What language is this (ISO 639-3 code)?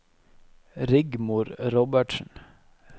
nor